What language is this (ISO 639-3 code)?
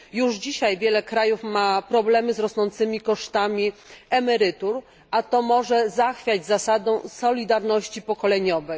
pol